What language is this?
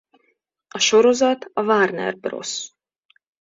Hungarian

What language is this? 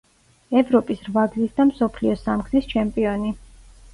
Georgian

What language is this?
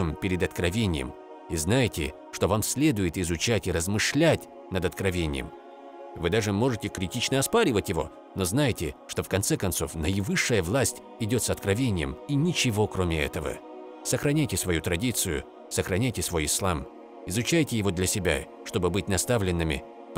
Russian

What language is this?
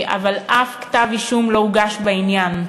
Hebrew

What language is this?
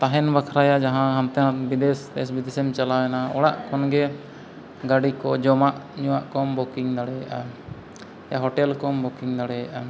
Santali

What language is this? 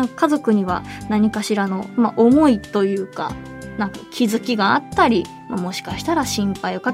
Japanese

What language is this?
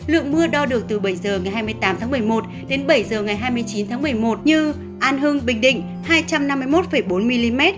Vietnamese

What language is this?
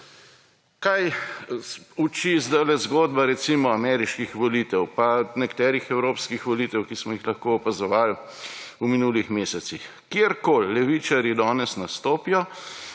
Slovenian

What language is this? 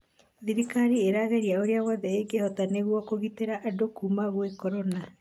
Kikuyu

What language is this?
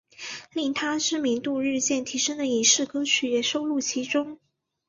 Chinese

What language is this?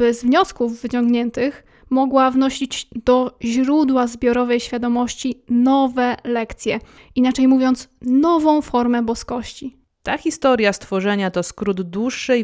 Polish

